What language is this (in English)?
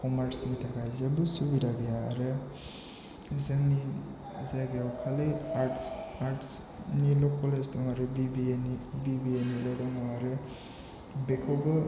Bodo